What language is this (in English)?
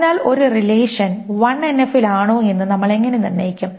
Malayalam